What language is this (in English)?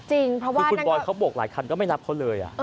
Thai